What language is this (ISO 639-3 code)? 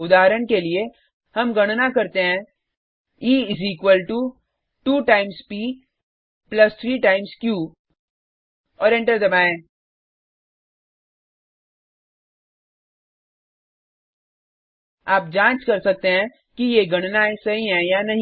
hin